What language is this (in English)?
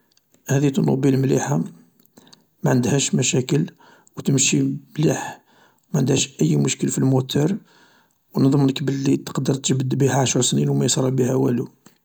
Algerian Arabic